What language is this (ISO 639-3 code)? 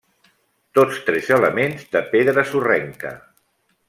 cat